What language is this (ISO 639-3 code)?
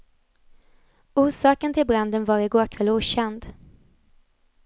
swe